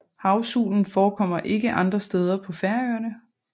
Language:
Danish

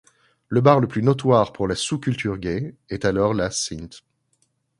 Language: French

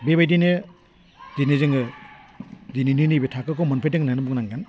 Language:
Bodo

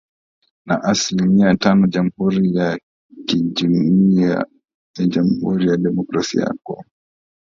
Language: Swahili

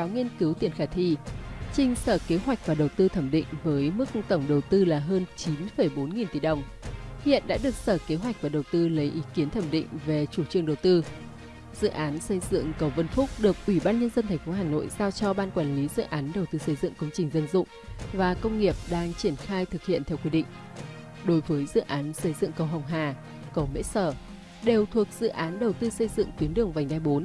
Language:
Vietnamese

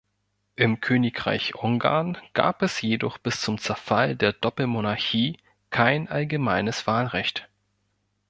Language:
German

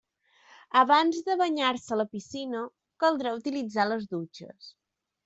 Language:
Catalan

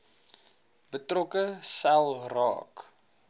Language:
Afrikaans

